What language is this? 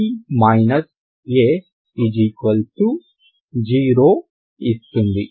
Telugu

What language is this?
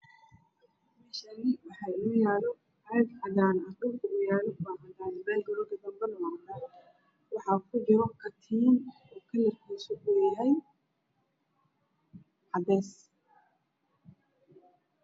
Somali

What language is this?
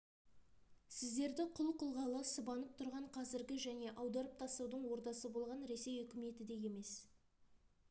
Kazakh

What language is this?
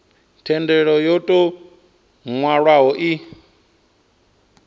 Venda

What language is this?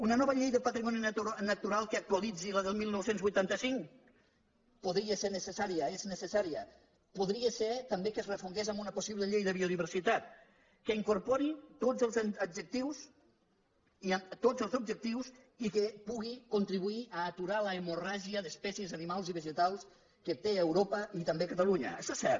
Catalan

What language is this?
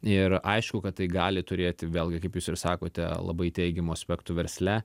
Lithuanian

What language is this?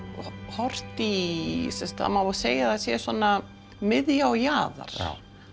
Icelandic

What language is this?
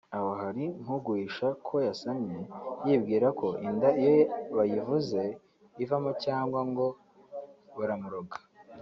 Kinyarwanda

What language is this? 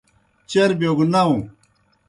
Kohistani Shina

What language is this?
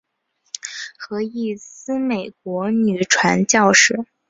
Chinese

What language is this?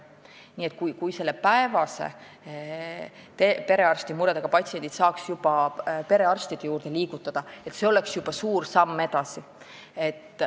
Estonian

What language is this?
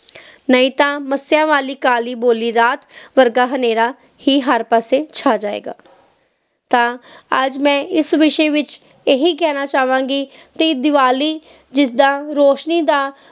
Punjabi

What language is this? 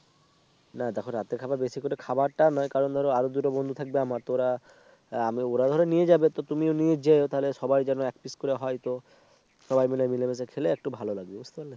Bangla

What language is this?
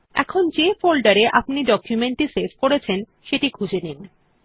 Bangla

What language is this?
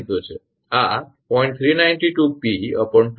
Gujarati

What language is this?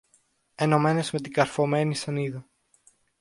Greek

